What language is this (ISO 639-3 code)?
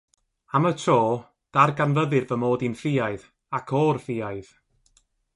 cym